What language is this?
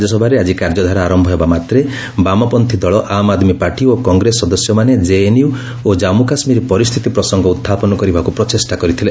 Odia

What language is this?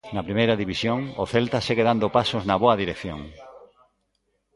Galician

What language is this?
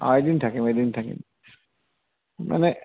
Assamese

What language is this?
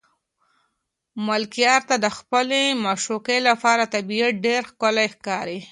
Pashto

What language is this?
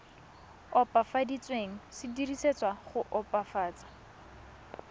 Tswana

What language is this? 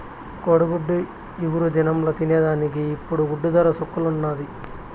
Telugu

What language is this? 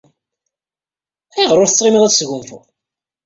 Kabyle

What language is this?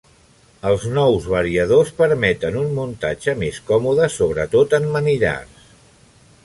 Catalan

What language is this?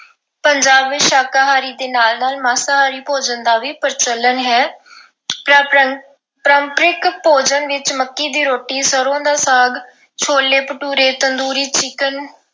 Punjabi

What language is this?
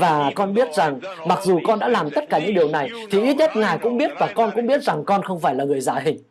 Vietnamese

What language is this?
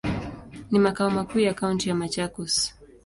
Swahili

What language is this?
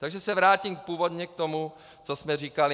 Czech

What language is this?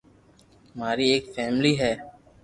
Loarki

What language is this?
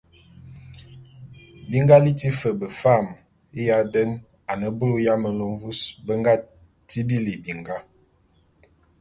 Bulu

